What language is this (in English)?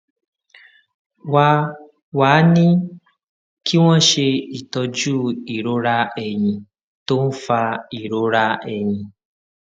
Yoruba